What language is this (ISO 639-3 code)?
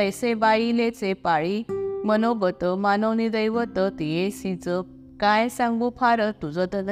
mar